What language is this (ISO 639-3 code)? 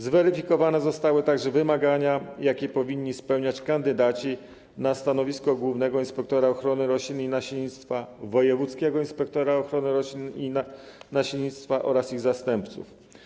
pol